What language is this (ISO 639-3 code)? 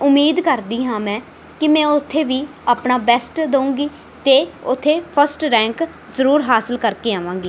pan